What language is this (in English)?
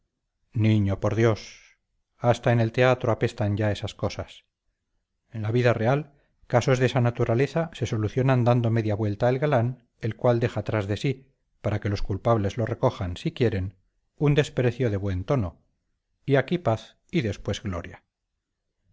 Spanish